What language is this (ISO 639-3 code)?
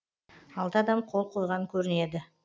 kaz